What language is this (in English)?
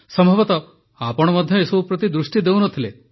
Odia